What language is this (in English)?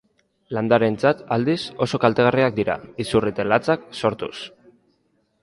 Basque